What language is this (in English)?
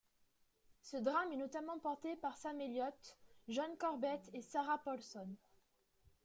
French